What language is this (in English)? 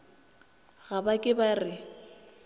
Northern Sotho